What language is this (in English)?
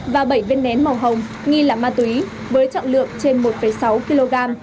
Vietnamese